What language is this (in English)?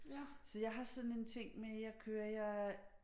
Danish